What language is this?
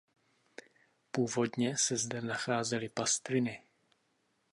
Czech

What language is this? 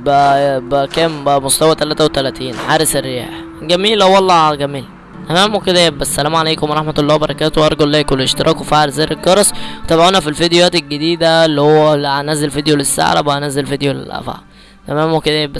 Arabic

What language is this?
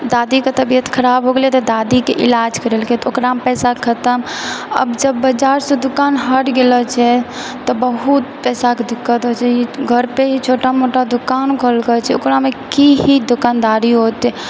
Maithili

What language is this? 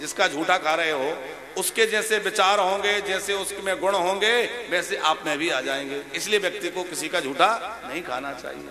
Hindi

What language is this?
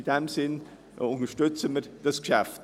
Swiss German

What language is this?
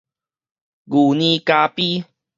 Min Nan Chinese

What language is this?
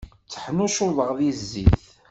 Kabyle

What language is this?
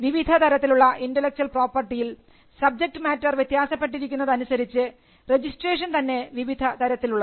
Malayalam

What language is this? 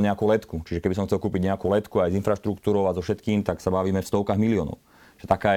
Slovak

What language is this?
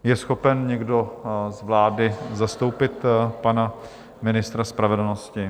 Czech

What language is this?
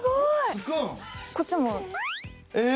Japanese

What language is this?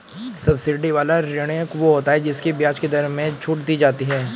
Hindi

